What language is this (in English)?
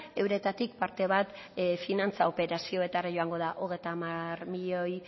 Basque